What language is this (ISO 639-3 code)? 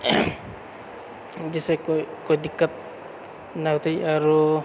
mai